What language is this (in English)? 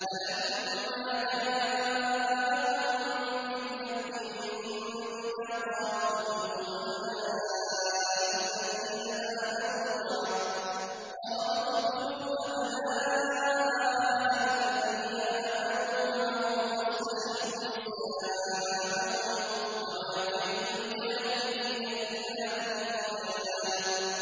Arabic